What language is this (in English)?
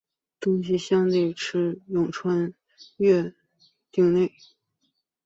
Chinese